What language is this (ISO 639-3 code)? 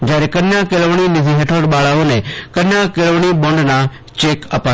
guj